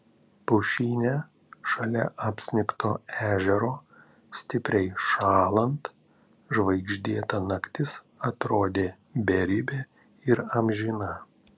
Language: Lithuanian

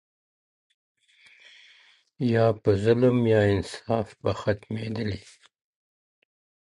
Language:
Pashto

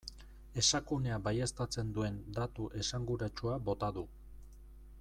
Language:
Basque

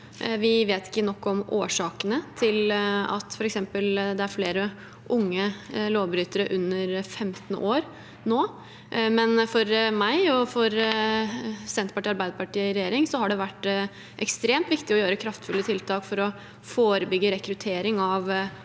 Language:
Norwegian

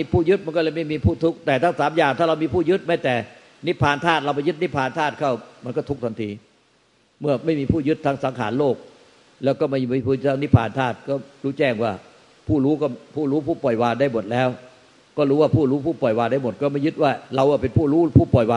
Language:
Thai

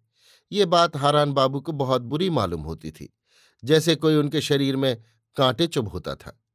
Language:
Hindi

